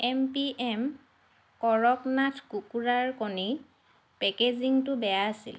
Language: Assamese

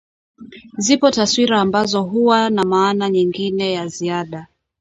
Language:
Swahili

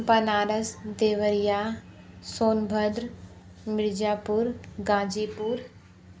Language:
Hindi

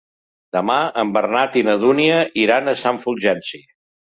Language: Catalan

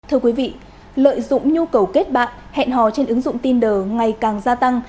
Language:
Vietnamese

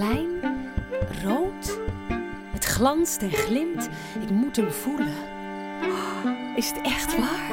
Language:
Dutch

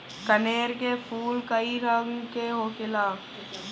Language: Bhojpuri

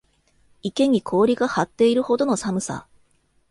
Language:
Japanese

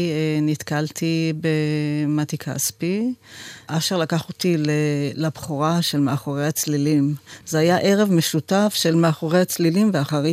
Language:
Hebrew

